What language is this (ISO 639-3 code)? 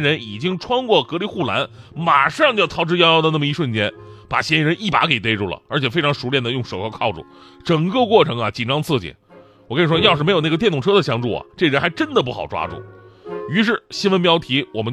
zho